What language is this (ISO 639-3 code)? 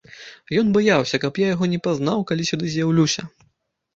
bel